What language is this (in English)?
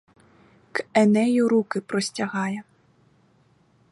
Ukrainian